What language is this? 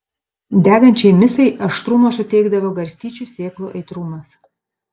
Lithuanian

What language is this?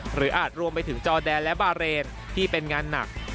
Thai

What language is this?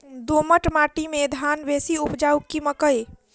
Maithili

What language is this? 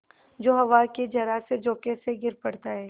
Hindi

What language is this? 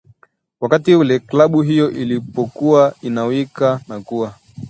Swahili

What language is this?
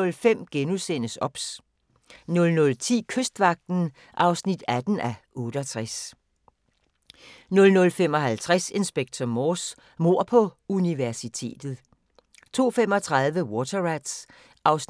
Danish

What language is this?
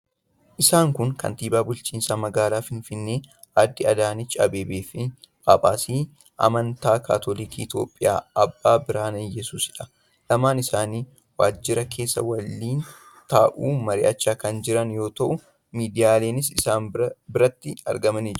Oromo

